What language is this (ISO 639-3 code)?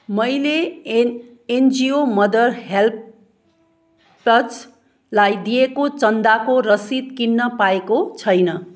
nep